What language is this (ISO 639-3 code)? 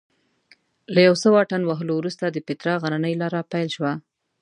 pus